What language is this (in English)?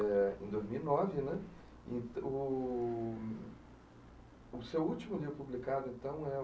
Portuguese